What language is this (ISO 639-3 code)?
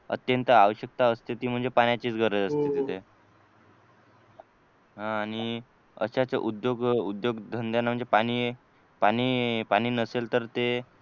mar